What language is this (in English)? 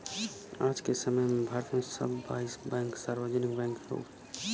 Bhojpuri